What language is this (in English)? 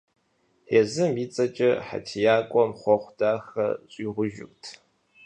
Kabardian